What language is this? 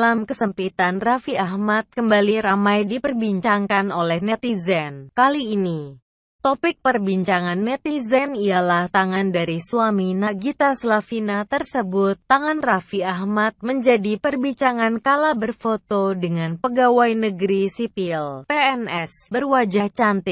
Indonesian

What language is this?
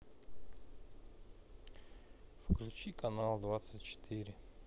Russian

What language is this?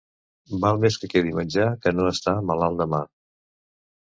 Catalan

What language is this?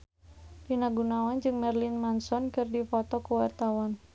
Sundanese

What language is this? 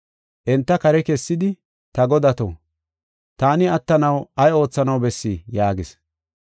Gofa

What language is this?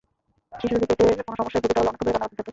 Bangla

